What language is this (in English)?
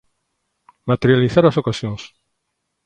Galician